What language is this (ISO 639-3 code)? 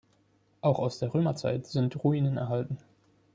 deu